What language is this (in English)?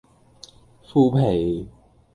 Cantonese